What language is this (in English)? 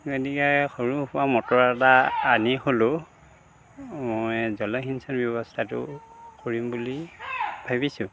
Assamese